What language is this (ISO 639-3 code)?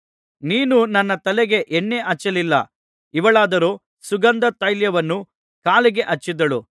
kan